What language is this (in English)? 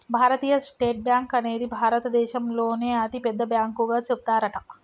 Telugu